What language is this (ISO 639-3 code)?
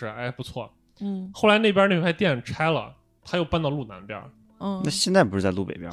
zho